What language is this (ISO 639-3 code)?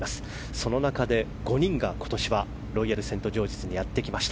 jpn